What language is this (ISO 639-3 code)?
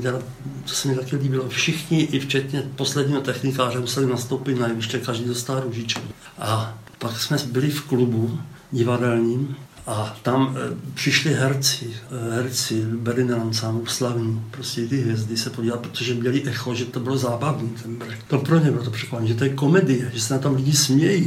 ces